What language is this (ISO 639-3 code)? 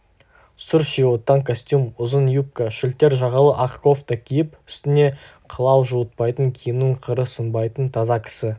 kaz